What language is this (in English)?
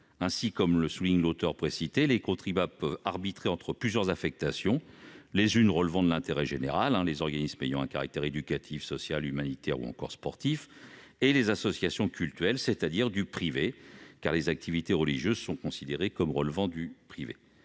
French